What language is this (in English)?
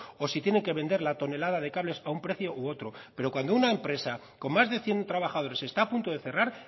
Spanish